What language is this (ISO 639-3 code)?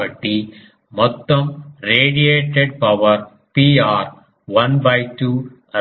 tel